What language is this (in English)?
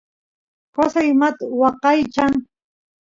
Santiago del Estero Quichua